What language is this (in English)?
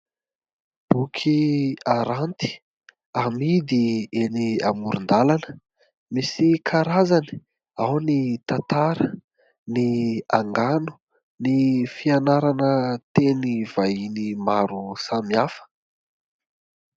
Malagasy